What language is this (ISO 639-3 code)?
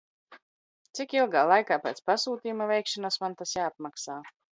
lav